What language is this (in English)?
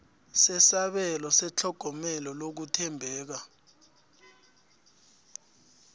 South Ndebele